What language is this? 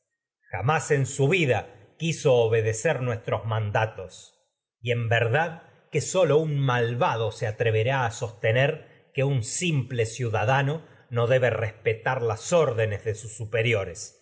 Spanish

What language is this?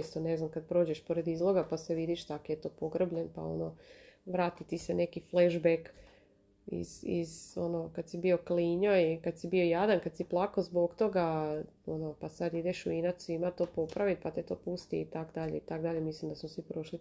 Croatian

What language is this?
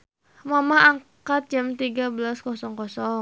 Sundanese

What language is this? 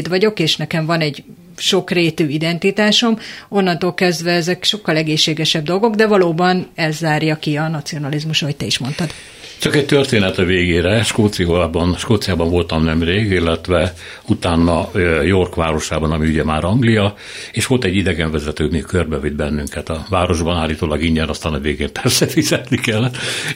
Hungarian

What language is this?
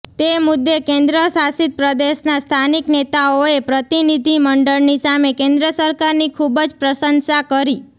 Gujarati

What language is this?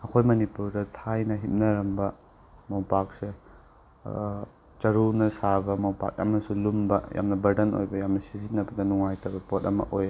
Manipuri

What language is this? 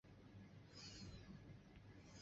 Chinese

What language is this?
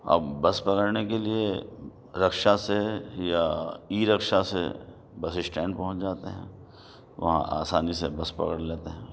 Urdu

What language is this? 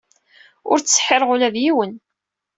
Kabyle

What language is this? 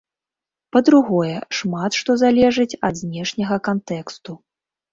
Belarusian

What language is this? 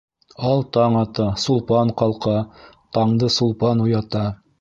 Bashkir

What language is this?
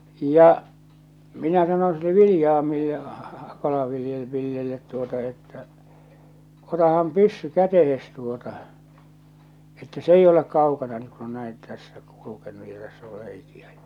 Finnish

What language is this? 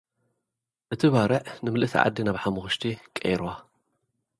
Tigrinya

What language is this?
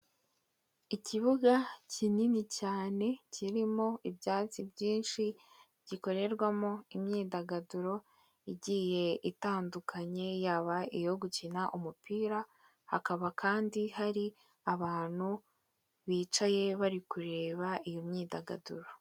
Kinyarwanda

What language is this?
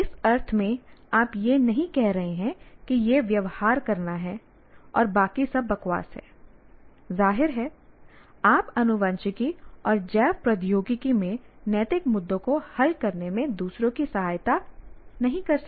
Hindi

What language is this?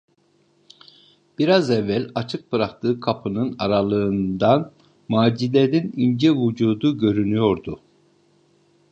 Turkish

